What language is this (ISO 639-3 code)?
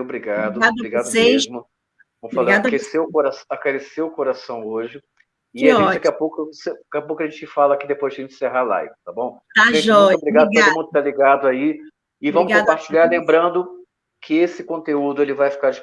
por